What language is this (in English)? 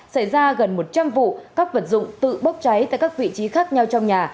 Vietnamese